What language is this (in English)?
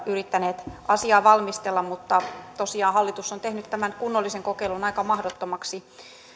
Finnish